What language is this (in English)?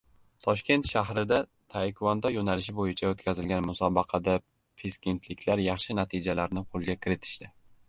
Uzbek